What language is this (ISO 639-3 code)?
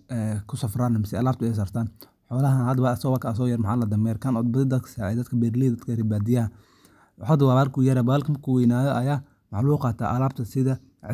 som